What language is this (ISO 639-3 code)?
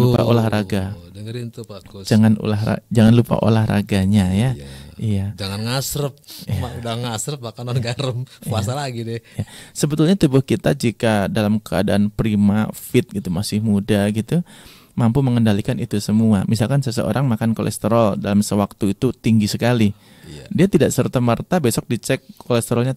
ind